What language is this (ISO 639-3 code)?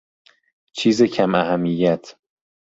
fas